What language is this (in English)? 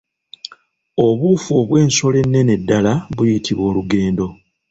Ganda